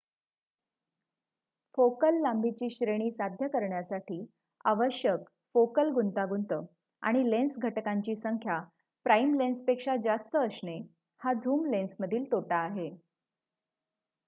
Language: Marathi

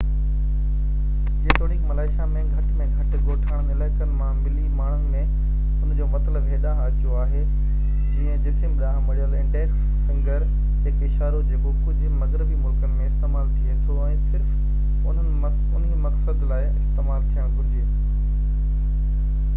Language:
Sindhi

